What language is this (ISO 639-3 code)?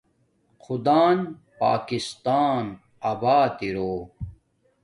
dmk